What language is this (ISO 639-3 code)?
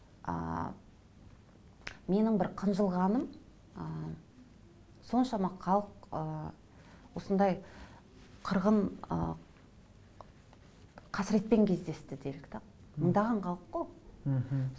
kaz